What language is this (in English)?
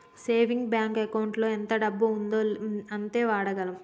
Telugu